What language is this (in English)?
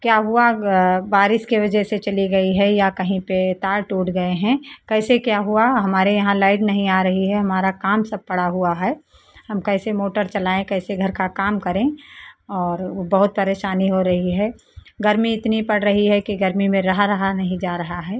Hindi